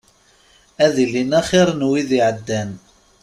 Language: Kabyle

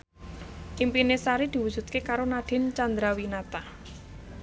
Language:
Javanese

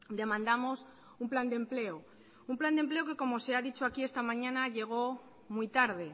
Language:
Spanish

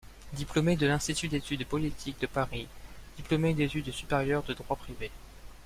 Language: French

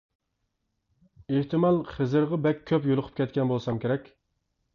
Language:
Uyghur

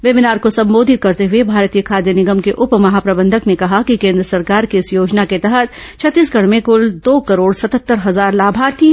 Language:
Hindi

